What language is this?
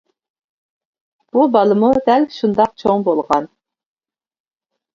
Uyghur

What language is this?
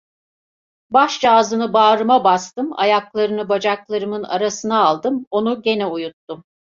Turkish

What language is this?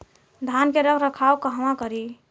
Bhojpuri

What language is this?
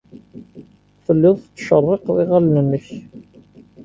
Kabyle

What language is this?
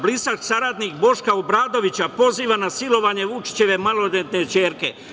Serbian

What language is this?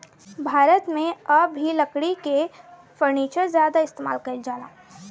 Bhojpuri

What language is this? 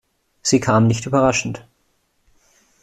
German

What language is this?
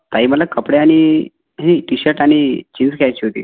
Marathi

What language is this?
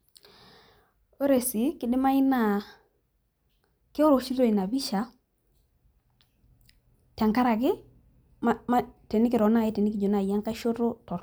Masai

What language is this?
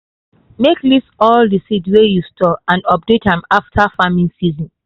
Nigerian Pidgin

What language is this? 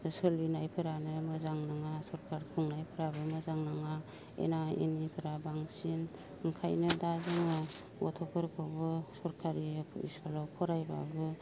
Bodo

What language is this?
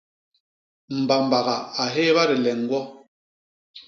Basaa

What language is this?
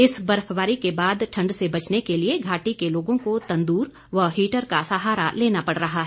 Hindi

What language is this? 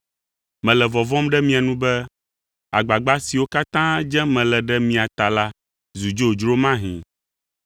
Ewe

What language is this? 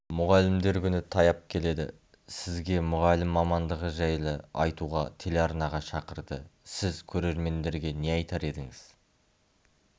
Kazakh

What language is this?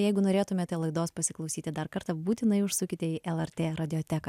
Lithuanian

